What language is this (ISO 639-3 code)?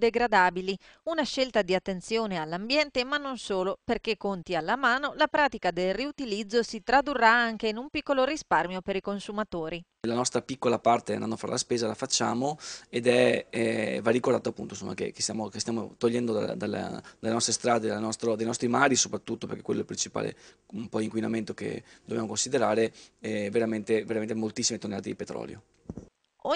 ita